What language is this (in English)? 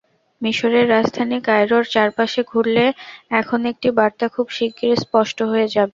Bangla